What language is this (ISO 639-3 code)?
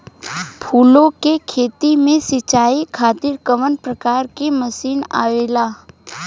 bho